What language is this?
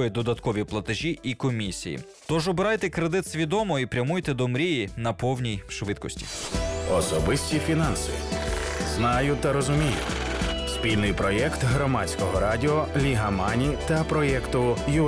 Ukrainian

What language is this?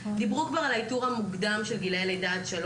Hebrew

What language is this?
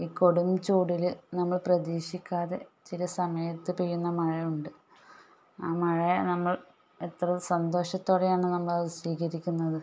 Malayalam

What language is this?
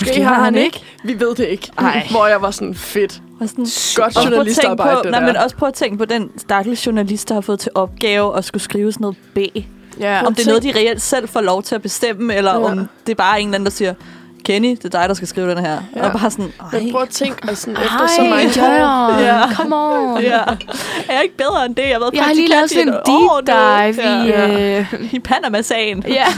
Danish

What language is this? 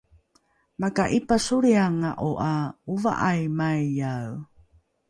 Rukai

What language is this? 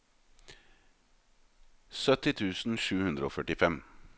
Norwegian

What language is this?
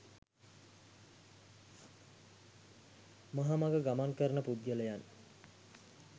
Sinhala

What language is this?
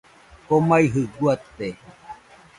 Nüpode Huitoto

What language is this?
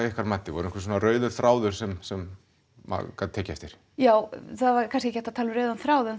Icelandic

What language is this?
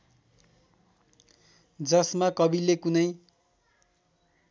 Nepali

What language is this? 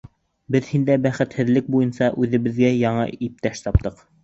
Bashkir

